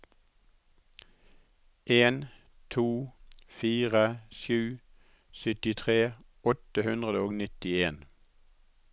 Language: Norwegian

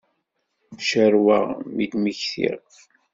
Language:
Kabyle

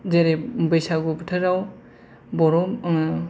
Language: Bodo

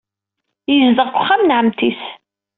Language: Kabyle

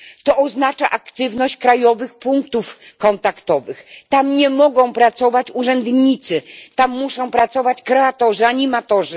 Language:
Polish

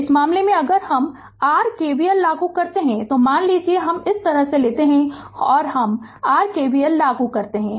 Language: Hindi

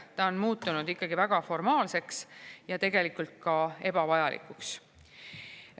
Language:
Estonian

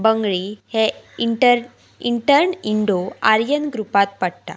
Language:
Konkani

